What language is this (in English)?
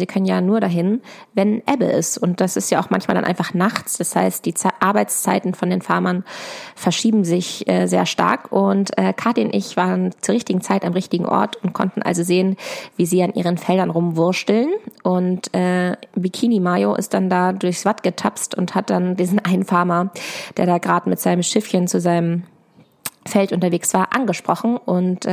German